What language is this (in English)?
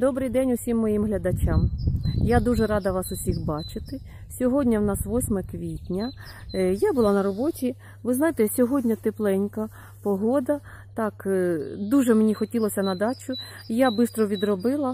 Ukrainian